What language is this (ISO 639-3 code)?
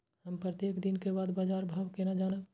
mai